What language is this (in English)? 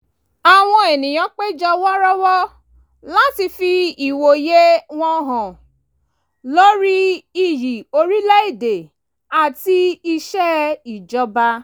Yoruba